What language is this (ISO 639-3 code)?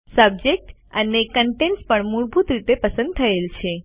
guj